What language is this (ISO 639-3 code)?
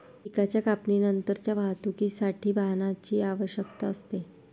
mar